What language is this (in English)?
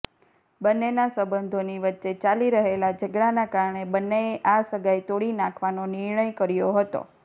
Gujarati